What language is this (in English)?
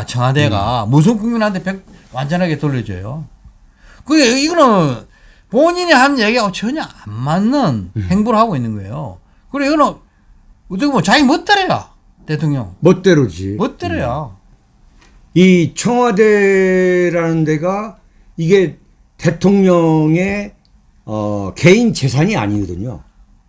Korean